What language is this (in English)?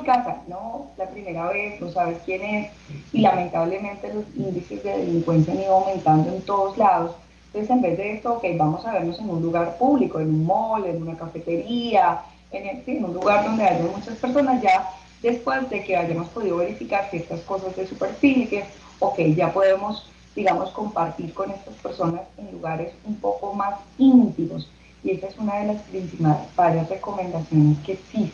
Spanish